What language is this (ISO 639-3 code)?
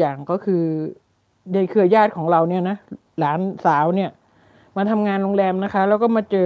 tha